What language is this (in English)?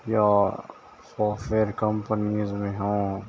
Urdu